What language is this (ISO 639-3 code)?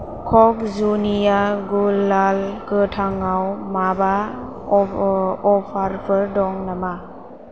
brx